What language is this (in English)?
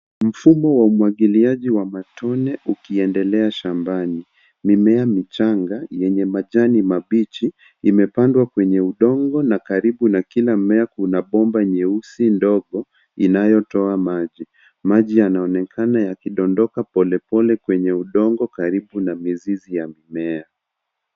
Swahili